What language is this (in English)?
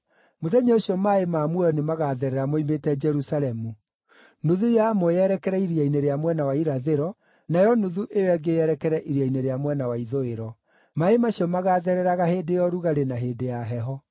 Kikuyu